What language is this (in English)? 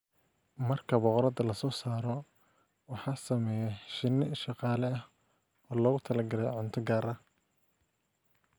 Somali